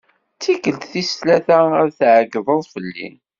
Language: Kabyle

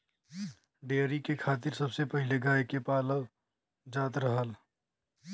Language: Bhojpuri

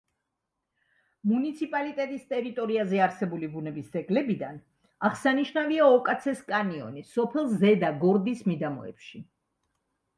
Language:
Georgian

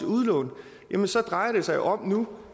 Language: Danish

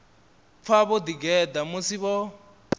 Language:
Venda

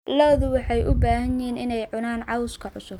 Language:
Somali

